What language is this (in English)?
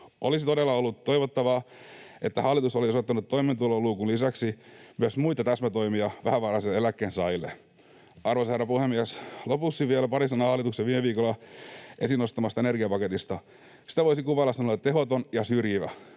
Finnish